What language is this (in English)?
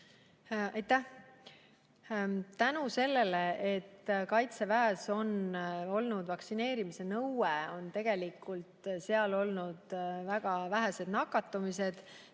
Estonian